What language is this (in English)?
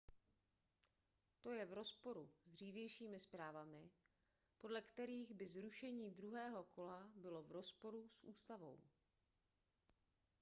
Czech